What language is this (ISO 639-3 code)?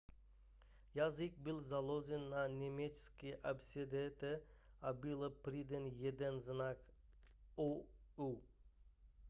ces